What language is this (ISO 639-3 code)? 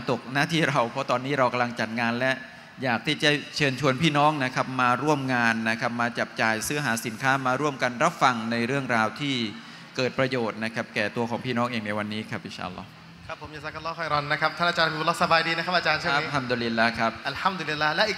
tha